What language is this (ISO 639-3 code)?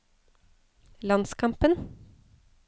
nor